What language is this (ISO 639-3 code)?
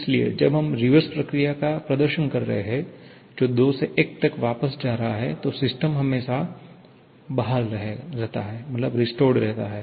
hin